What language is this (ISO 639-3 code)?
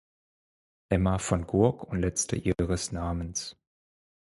deu